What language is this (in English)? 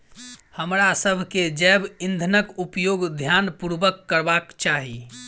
Maithili